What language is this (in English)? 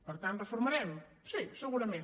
Catalan